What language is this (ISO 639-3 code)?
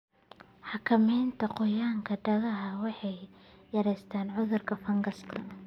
som